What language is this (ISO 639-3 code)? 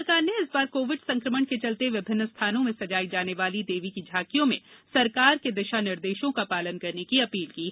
hin